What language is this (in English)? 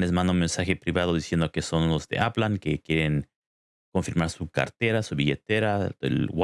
Spanish